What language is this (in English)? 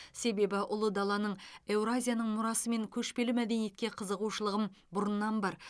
Kazakh